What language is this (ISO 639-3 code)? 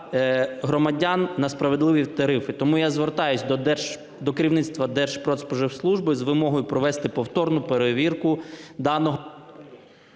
ukr